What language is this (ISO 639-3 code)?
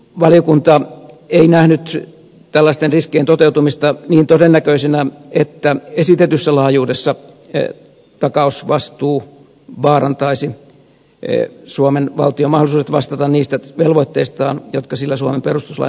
fin